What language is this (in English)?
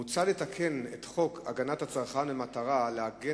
Hebrew